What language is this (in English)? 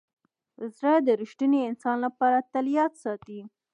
Pashto